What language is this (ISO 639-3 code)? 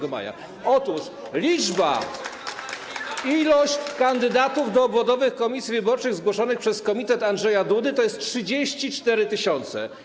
pol